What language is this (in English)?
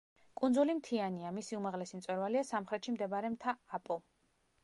Georgian